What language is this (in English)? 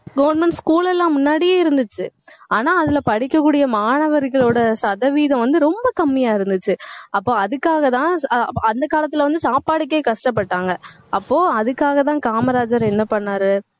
Tamil